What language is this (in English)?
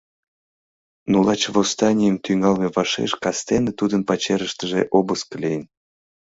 Mari